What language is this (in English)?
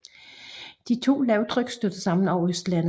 Danish